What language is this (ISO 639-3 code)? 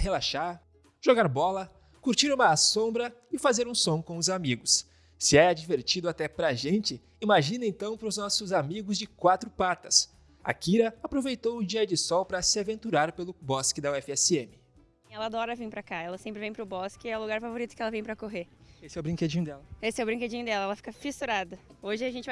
por